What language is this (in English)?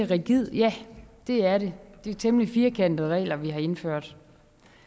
Danish